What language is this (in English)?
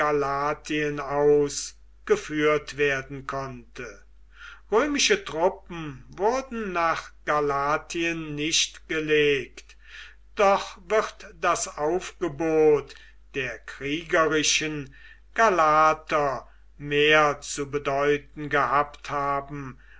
German